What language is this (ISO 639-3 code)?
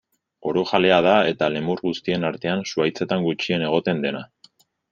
eus